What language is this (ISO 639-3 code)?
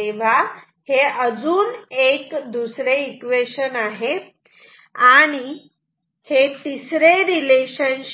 mar